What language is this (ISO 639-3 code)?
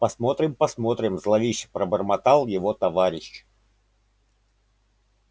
rus